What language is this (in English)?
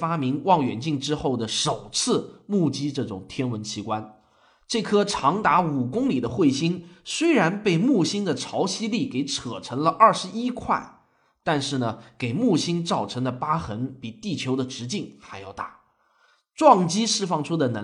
Chinese